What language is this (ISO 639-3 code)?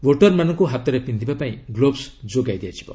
ori